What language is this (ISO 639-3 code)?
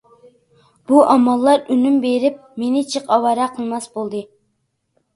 uig